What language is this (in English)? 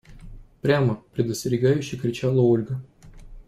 Russian